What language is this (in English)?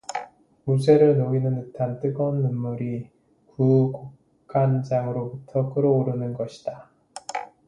Korean